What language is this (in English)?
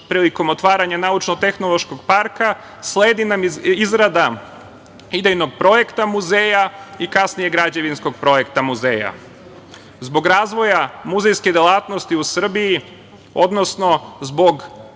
Serbian